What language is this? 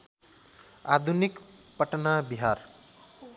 Nepali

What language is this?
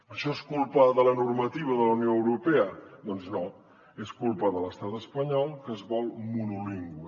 Catalan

